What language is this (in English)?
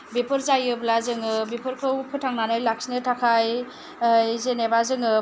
Bodo